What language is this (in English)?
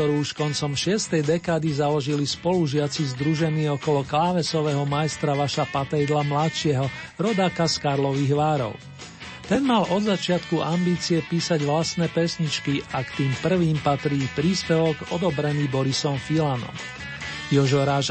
Slovak